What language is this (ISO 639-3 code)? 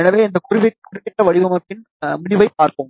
tam